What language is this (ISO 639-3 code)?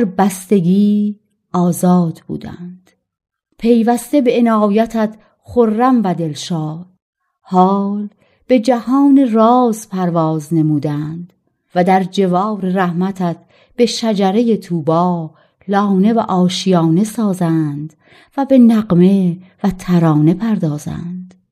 fas